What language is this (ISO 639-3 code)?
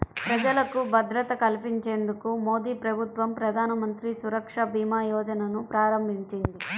tel